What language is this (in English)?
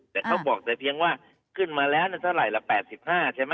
Thai